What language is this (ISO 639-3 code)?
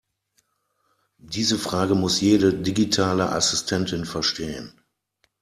deu